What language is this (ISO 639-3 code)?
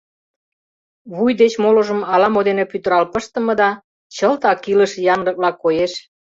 chm